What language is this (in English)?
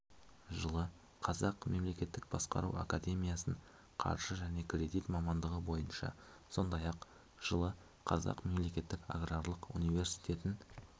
Kazakh